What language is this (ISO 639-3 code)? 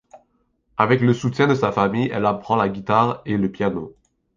fra